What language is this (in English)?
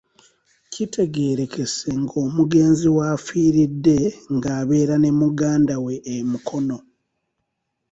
Ganda